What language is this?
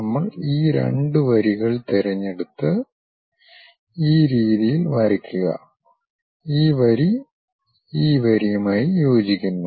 Malayalam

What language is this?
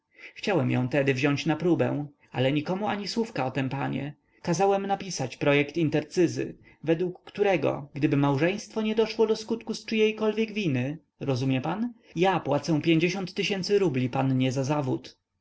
Polish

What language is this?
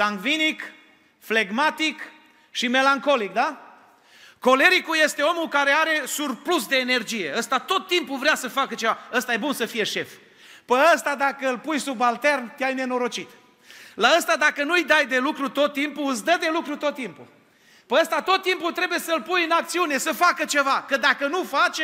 Romanian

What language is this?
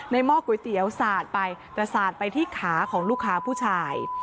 Thai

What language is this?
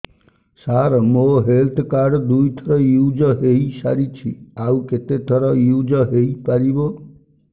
Odia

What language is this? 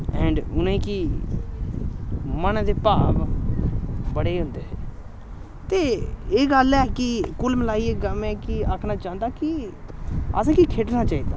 Dogri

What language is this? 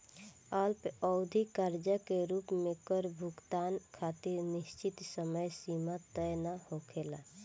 Bhojpuri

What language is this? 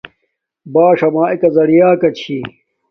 Domaaki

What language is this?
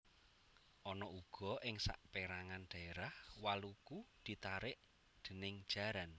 Javanese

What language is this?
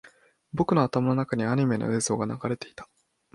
Japanese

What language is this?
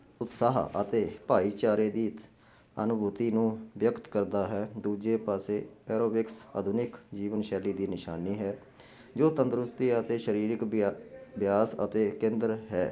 Punjabi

